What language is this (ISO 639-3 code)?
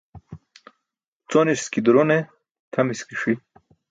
bsk